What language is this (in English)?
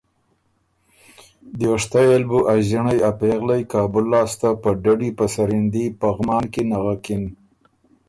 Ormuri